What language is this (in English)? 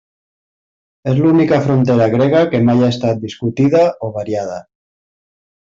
Catalan